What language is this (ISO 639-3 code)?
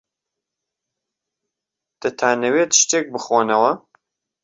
ckb